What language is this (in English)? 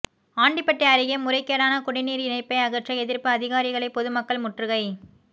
Tamil